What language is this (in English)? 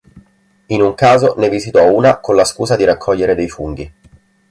Italian